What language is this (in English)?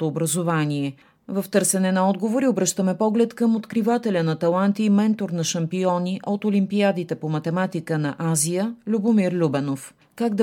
Bulgarian